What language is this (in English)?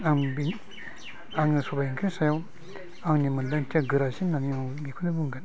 Bodo